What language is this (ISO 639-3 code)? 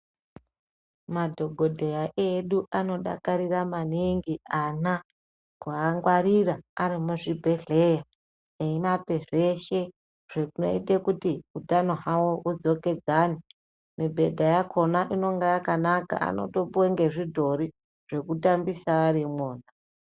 ndc